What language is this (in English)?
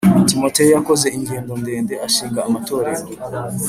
Kinyarwanda